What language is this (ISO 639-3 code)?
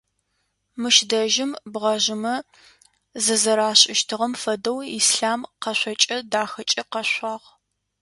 ady